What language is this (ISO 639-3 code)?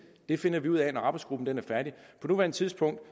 dan